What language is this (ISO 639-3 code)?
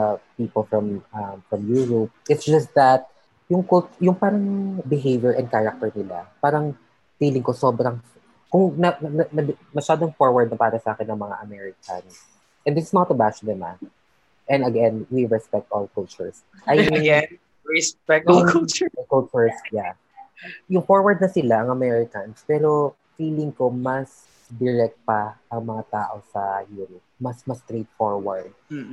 fil